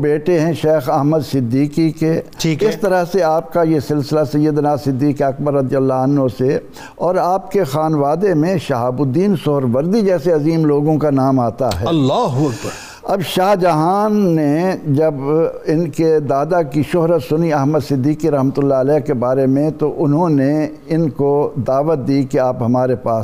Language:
Urdu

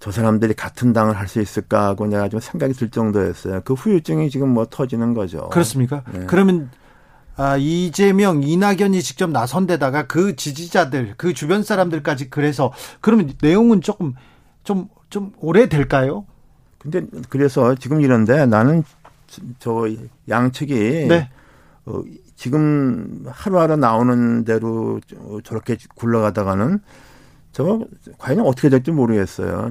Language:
Korean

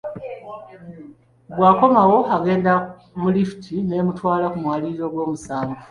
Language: Ganda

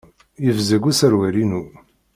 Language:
Kabyle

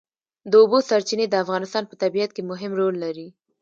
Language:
Pashto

